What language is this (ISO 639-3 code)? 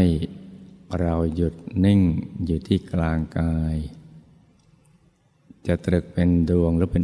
tha